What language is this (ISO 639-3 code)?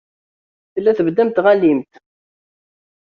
kab